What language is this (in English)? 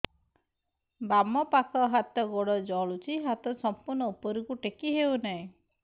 Odia